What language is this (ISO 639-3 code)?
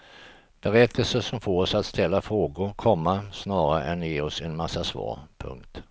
swe